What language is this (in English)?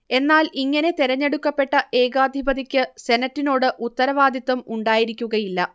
Malayalam